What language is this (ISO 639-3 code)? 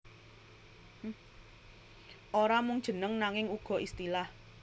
jav